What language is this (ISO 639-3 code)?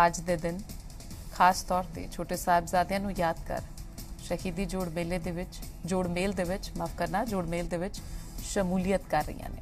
hin